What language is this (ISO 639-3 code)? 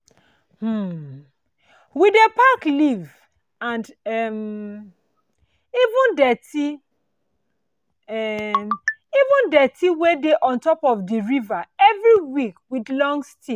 pcm